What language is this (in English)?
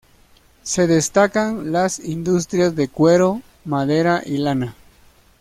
Spanish